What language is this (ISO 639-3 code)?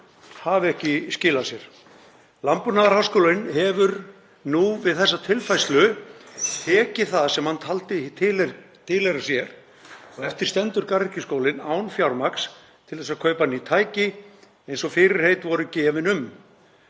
isl